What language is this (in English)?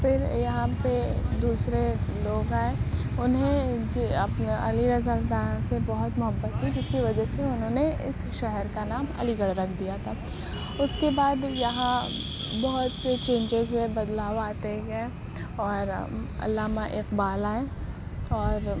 Urdu